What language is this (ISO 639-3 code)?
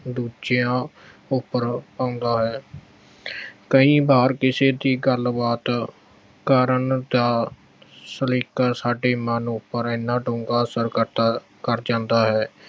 pan